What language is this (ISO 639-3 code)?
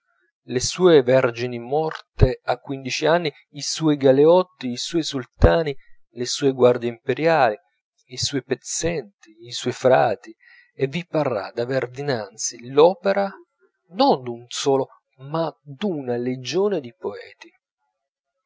ita